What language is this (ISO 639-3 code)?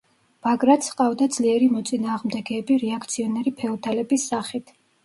kat